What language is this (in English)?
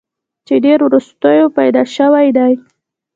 Pashto